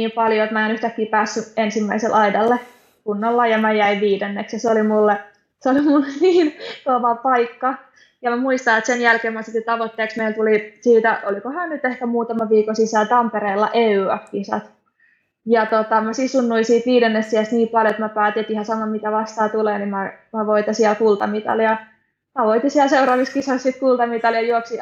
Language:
Finnish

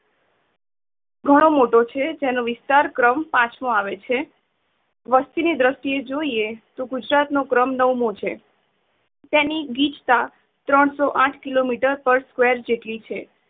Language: Gujarati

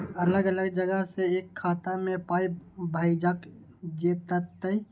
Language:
Maithili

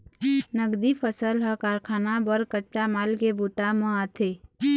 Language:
Chhattisgarhi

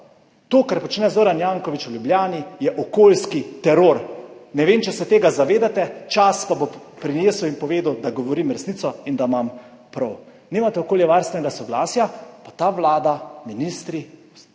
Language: Slovenian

